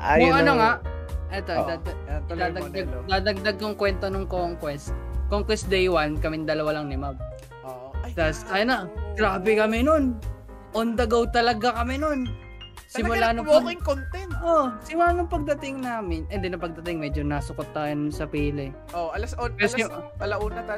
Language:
Filipino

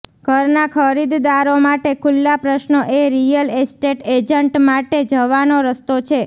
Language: Gujarati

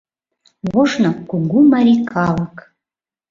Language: Mari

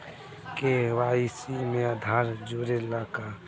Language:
Bhojpuri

